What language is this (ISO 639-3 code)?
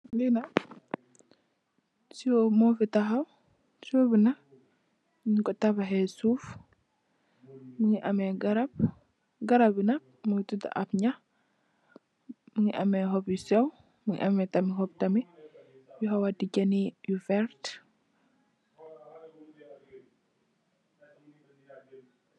wol